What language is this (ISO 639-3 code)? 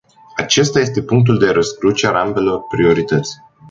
ron